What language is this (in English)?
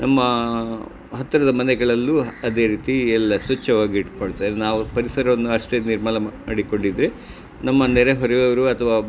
Kannada